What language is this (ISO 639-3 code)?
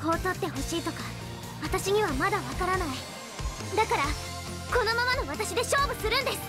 jpn